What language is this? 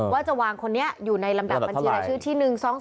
Thai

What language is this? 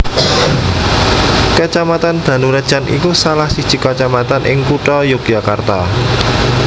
Javanese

